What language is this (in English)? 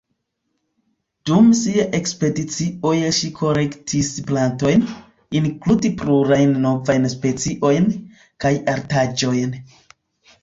Esperanto